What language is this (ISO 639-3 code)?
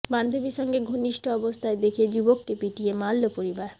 ben